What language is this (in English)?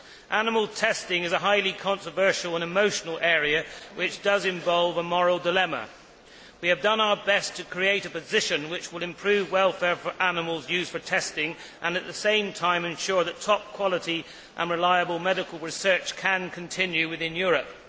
English